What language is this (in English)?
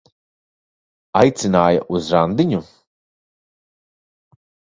Latvian